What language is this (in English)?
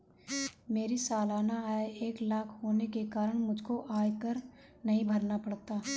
Hindi